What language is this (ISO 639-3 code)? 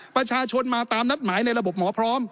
tha